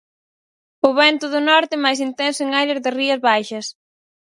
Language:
Galician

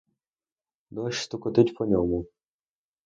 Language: Ukrainian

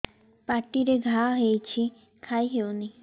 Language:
Odia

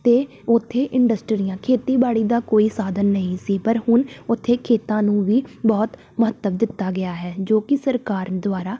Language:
Punjabi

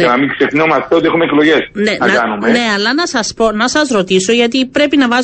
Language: Greek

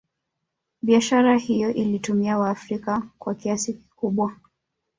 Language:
Swahili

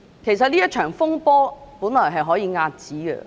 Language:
Cantonese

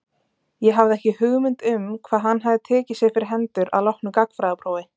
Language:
Icelandic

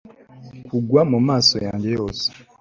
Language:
Kinyarwanda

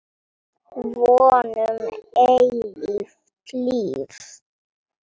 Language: Icelandic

